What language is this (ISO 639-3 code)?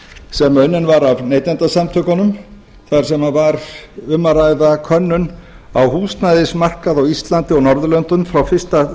isl